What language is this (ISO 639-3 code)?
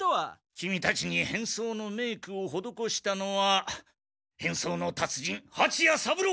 jpn